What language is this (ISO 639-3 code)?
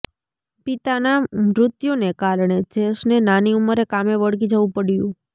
guj